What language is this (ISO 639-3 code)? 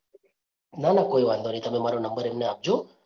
guj